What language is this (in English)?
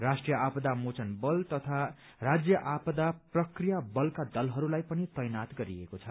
Nepali